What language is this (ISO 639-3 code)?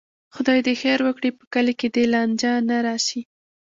pus